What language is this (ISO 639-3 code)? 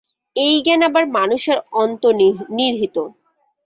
ben